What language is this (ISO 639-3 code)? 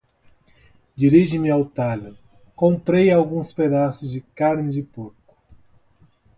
por